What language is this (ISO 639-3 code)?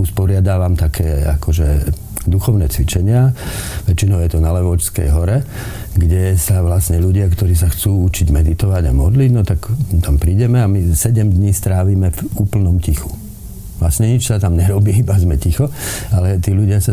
slk